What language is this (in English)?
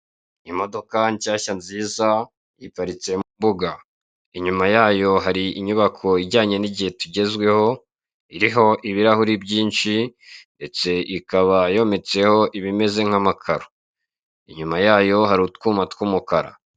Kinyarwanda